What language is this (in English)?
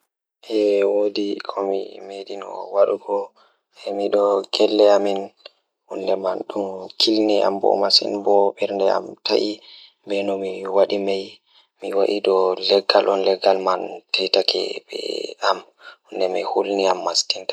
Fula